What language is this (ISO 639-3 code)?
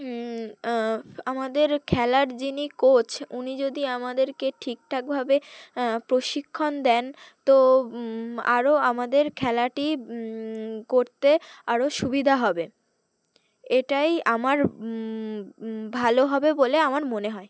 ben